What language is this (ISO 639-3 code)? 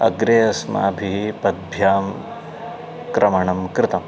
san